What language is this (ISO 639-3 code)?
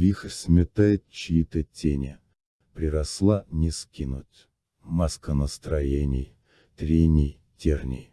rus